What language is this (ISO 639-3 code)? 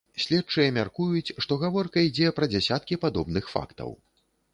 bel